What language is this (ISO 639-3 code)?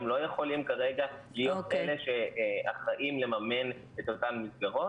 heb